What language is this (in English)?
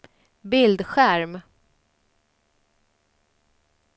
Swedish